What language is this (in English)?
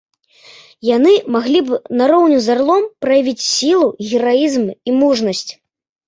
Belarusian